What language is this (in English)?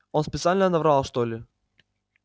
Russian